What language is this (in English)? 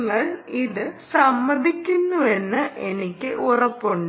Malayalam